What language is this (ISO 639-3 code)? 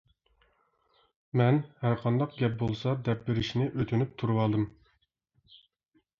uig